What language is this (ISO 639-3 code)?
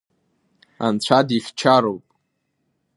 abk